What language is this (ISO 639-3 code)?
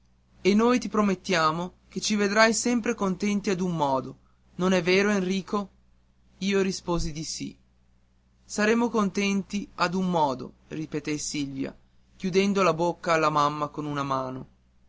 ita